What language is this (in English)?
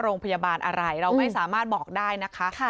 Thai